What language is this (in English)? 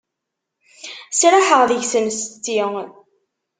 Kabyle